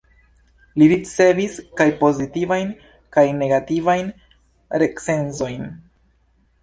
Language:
Esperanto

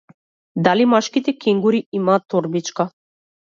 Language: Macedonian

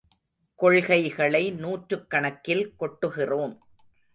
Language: Tamil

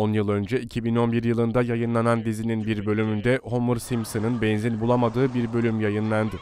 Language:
Turkish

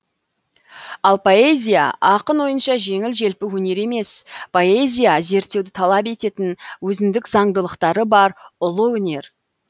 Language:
Kazakh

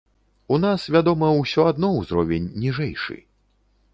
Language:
Belarusian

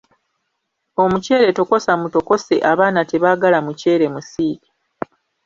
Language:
Ganda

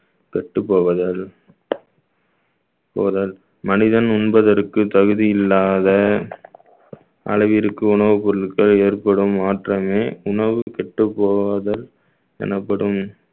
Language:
Tamil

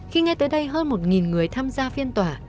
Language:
Vietnamese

